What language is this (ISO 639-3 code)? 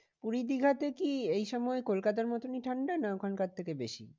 ben